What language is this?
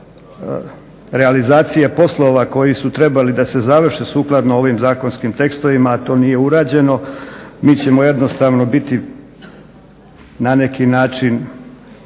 Croatian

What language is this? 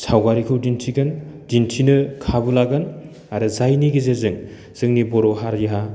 Bodo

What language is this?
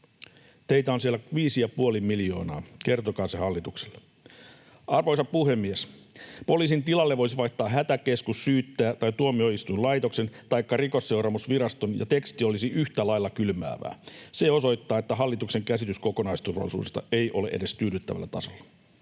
Finnish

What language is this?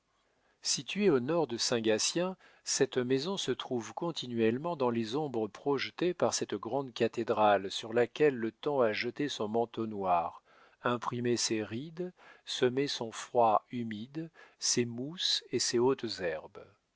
French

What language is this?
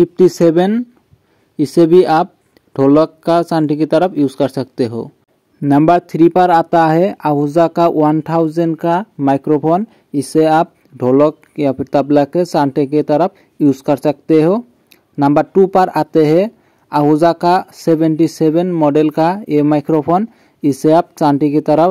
Hindi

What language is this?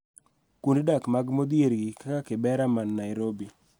Luo (Kenya and Tanzania)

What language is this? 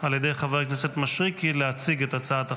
Hebrew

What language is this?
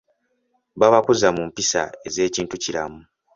Ganda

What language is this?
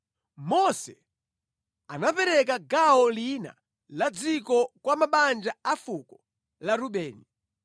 Nyanja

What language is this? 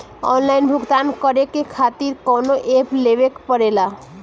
Bhojpuri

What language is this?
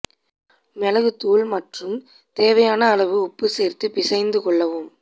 Tamil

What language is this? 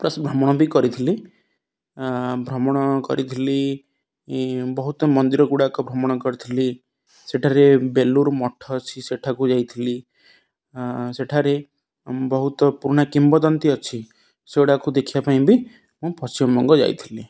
Odia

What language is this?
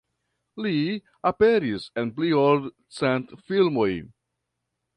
Esperanto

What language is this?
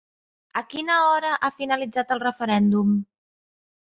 Catalan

